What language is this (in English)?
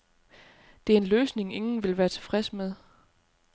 Danish